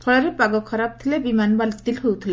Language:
Odia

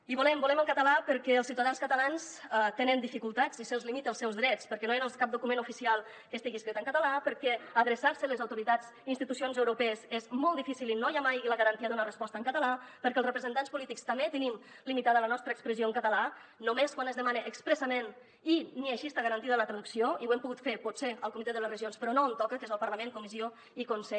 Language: Catalan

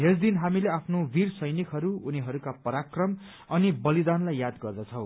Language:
Nepali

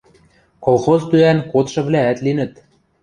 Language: Western Mari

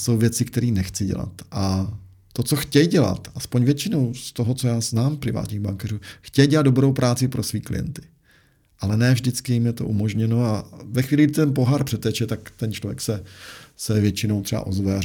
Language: Czech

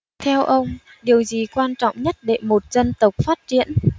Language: Vietnamese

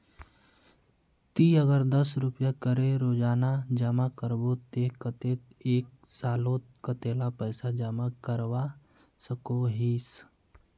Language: Magahi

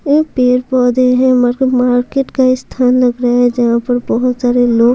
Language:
Hindi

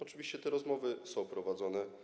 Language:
Polish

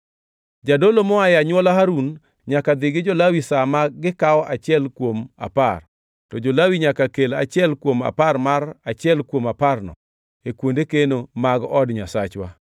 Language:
Luo (Kenya and Tanzania)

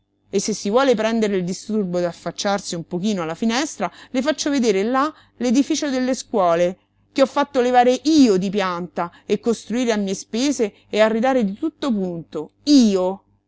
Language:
Italian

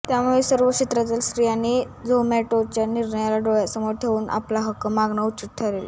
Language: Marathi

